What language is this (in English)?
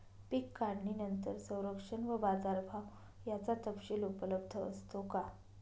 Marathi